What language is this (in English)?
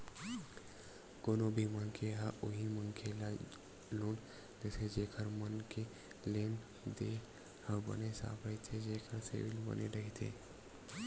Chhattisgarhi